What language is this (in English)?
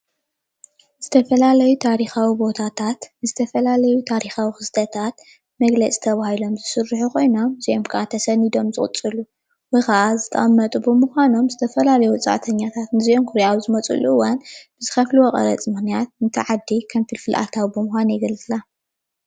Tigrinya